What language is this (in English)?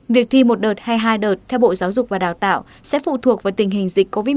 Vietnamese